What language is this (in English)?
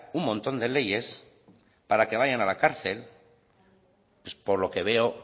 Spanish